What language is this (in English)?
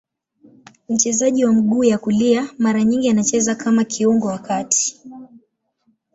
Swahili